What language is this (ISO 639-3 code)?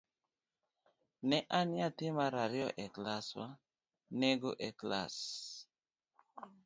luo